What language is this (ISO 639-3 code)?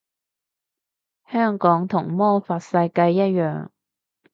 yue